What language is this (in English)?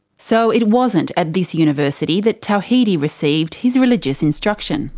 English